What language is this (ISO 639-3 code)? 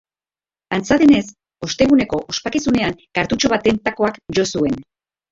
eus